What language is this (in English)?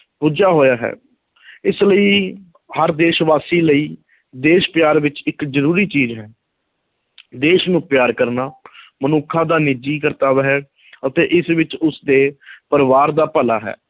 Punjabi